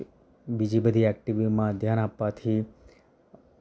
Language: Gujarati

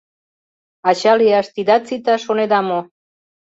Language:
Mari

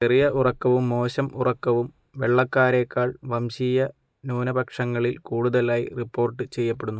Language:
Malayalam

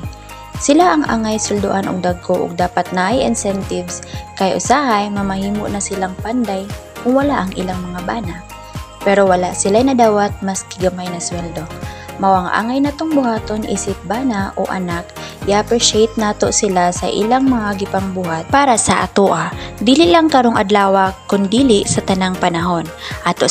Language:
Filipino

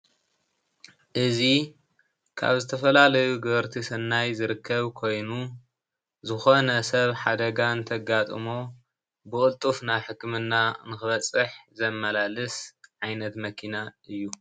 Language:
Tigrinya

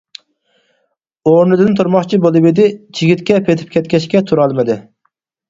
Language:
Uyghur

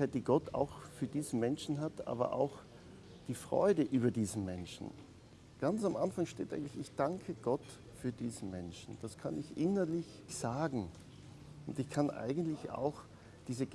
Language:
German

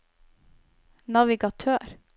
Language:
Norwegian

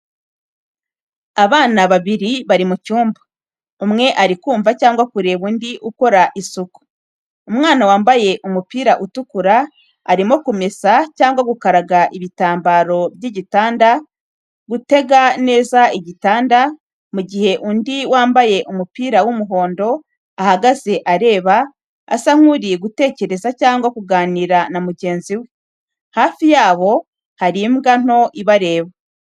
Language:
Kinyarwanda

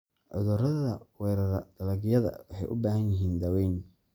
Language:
Somali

